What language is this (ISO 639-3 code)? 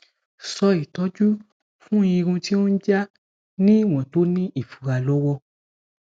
yor